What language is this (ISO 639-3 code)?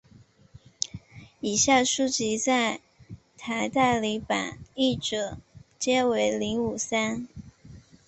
zho